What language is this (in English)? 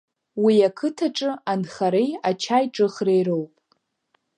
Abkhazian